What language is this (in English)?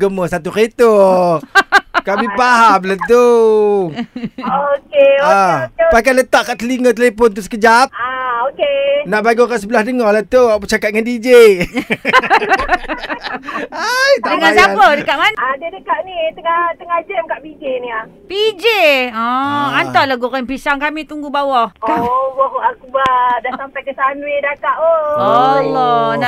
Malay